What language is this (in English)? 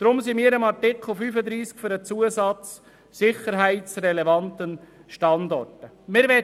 Swiss German